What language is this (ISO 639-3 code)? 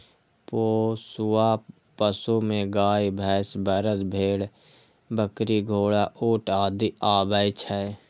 mai